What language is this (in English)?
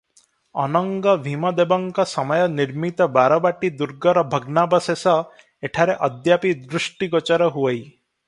Odia